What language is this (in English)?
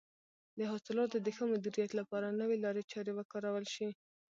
Pashto